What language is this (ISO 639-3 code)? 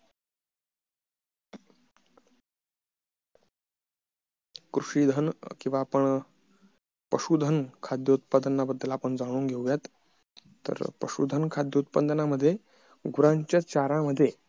mar